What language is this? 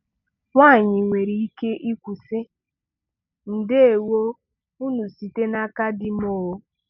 Igbo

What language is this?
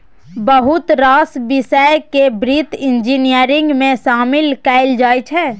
Maithili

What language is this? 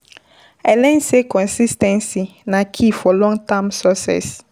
Nigerian Pidgin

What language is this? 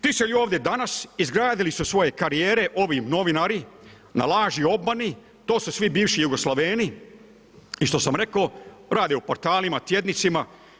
Croatian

